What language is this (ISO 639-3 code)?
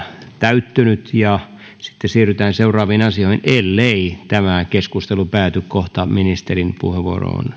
fin